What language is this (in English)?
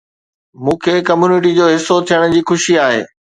Sindhi